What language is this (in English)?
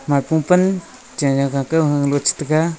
Wancho Naga